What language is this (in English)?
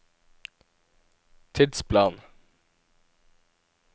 Norwegian